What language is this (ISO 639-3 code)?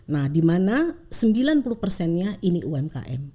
ind